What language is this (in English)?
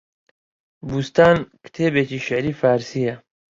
Central Kurdish